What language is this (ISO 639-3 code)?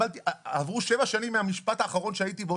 heb